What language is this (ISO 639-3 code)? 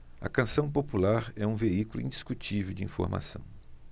por